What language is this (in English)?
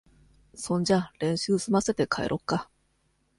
Japanese